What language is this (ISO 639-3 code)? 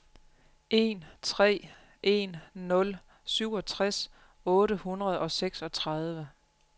dan